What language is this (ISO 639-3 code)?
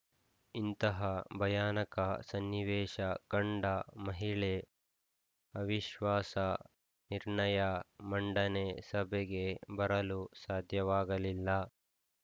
kan